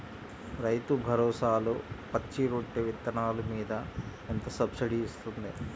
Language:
Telugu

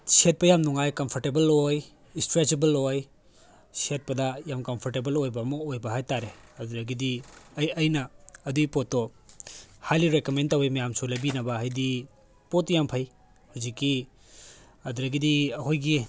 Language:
Manipuri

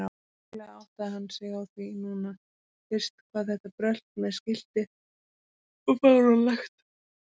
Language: Icelandic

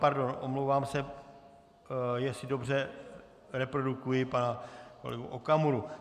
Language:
Czech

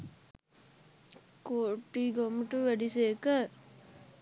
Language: Sinhala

